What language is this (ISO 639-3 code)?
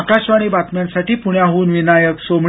mar